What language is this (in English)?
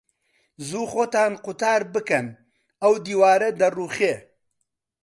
Central Kurdish